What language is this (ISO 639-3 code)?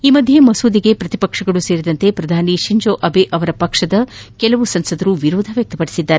kan